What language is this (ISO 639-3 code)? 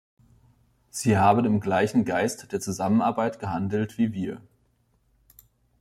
deu